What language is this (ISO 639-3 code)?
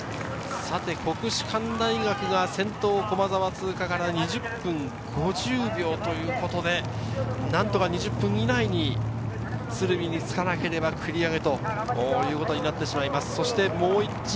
jpn